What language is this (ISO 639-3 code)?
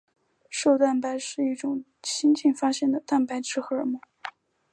zho